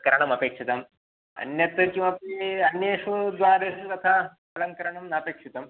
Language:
Sanskrit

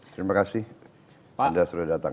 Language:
Indonesian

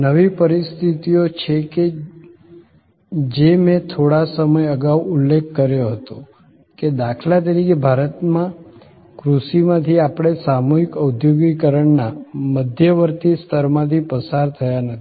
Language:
Gujarati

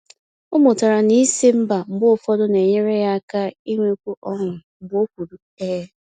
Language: Igbo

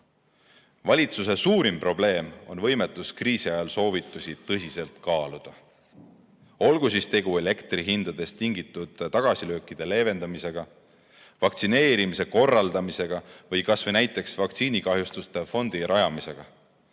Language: Estonian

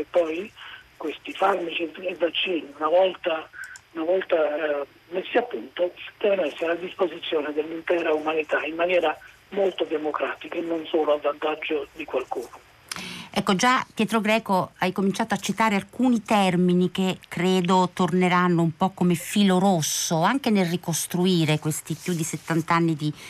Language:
Italian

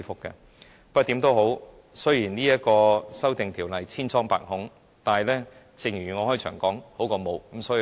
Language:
Cantonese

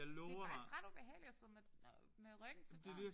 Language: Danish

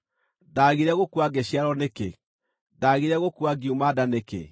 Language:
Kikuyu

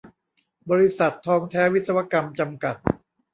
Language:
Thai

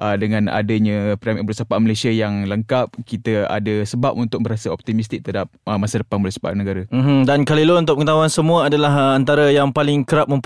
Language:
Malay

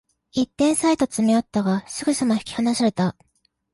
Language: Japanese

